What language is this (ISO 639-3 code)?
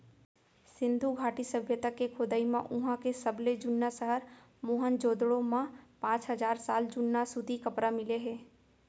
hne